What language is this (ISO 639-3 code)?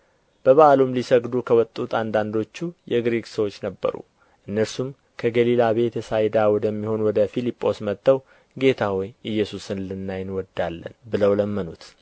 amh